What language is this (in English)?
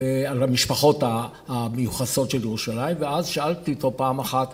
Hebrew